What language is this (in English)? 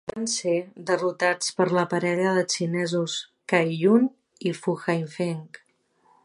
Catalan